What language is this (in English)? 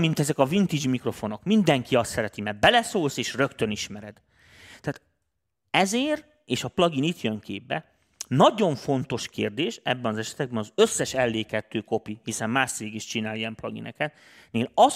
Hungarian